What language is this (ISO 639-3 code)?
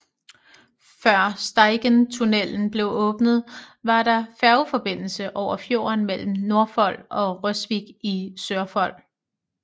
dan